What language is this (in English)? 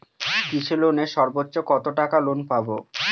Bangla